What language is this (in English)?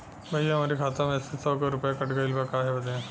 Bhojpuri